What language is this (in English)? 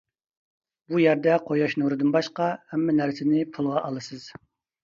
Uyghur